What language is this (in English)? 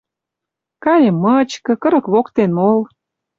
Western Mari